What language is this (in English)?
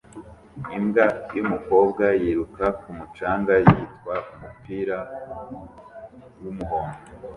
Kinyarwanda